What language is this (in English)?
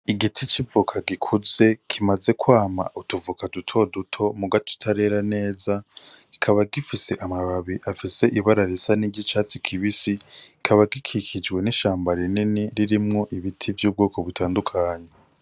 Rundi